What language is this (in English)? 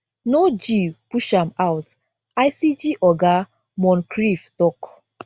Nigerian Pidgin